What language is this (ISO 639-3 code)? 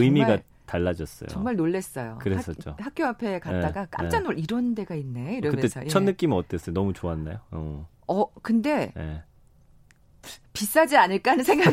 kor